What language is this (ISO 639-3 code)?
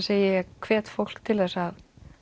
isl